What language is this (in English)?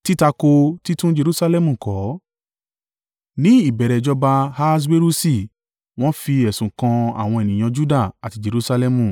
Yoruba